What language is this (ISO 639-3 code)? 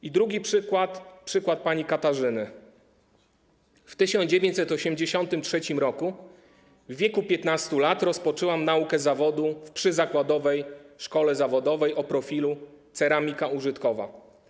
pol